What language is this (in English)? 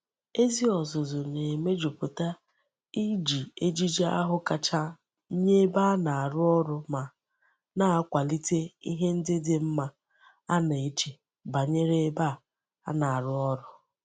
Igbo